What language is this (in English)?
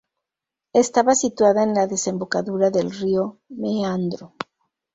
Spanish